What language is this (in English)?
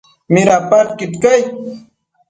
Matsés